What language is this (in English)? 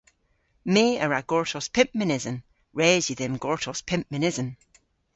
Cornish